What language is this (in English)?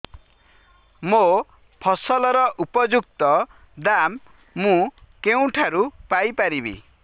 Odia